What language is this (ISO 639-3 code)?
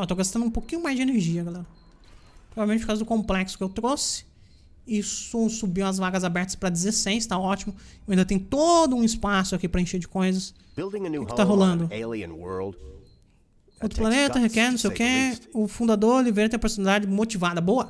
por